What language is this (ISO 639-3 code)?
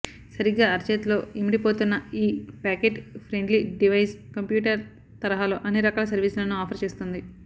tel